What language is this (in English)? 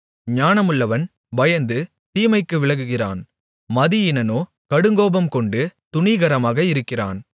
Tamil